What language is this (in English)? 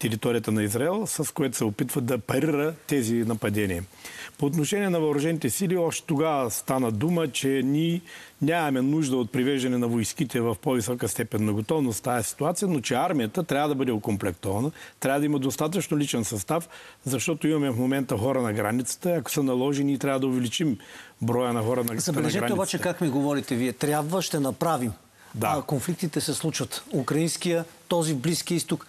Bulgarian